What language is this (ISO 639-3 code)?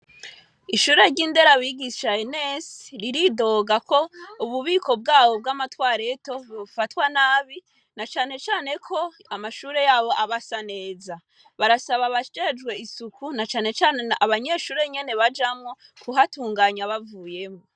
run